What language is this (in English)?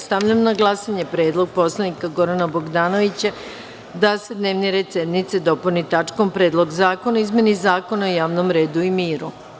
Serbian